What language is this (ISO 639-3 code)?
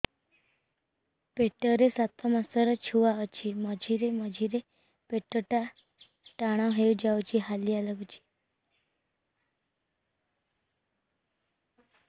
ori